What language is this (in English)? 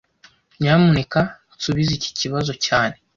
Kinyarwanda